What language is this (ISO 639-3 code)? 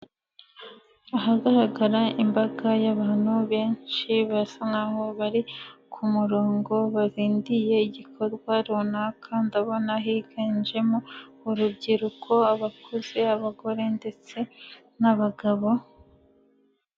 kin